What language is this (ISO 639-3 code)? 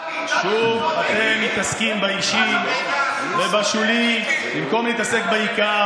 heb